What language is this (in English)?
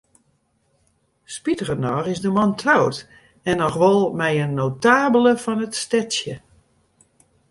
Western Frisian